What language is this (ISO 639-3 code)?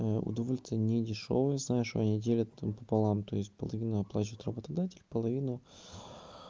rus